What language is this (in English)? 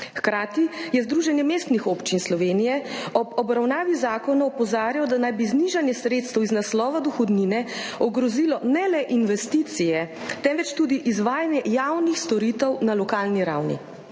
Slovenian